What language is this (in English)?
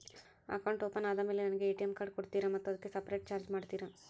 Kannada